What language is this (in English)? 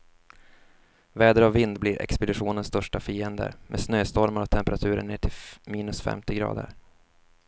Swedish